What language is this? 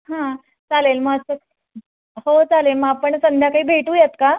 Marathi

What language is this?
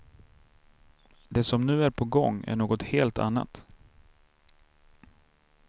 Swedish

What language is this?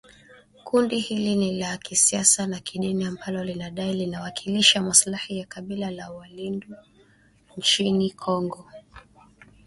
Swahili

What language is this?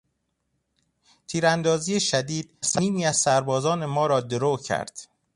Persian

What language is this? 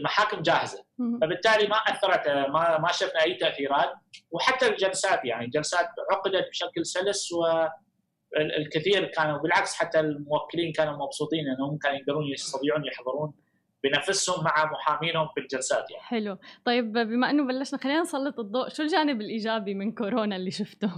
Arabic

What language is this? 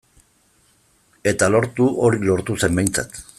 Basque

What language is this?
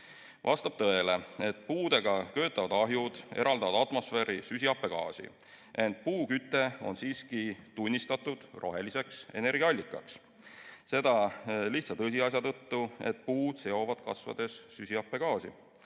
Estonian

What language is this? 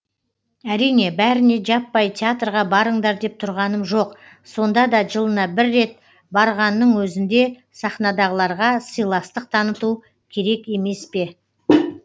Kazakh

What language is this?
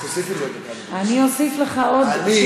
Hebrew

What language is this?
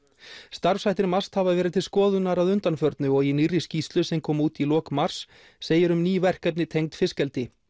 Icelandic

